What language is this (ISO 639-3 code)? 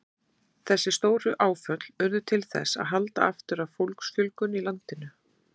isl